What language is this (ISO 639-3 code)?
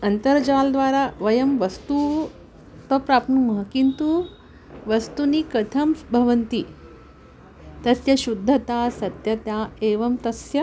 san